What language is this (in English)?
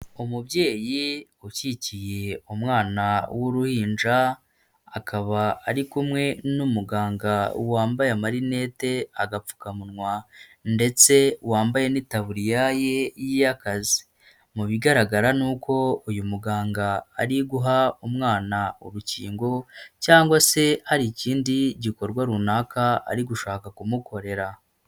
Kinyarwanda